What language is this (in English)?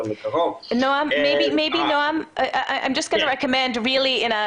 Hebrew